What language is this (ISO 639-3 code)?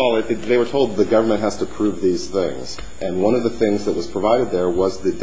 eng